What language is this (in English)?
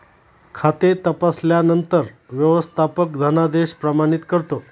Marathi